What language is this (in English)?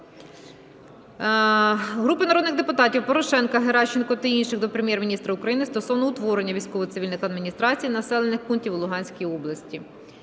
Ukrainian